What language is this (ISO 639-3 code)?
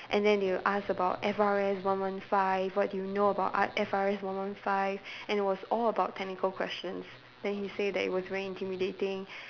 eng